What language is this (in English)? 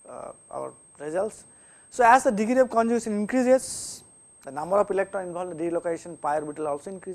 English